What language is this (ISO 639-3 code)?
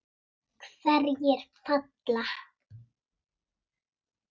isl